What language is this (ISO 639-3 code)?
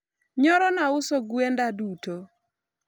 luo